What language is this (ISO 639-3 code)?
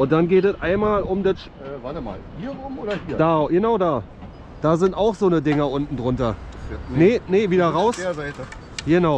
deu